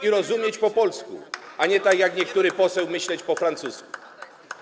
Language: Polish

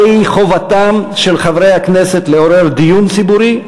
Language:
Hebrew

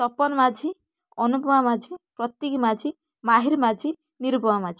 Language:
Odia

